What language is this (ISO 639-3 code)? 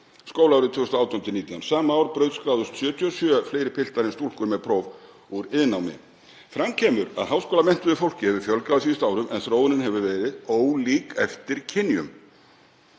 isl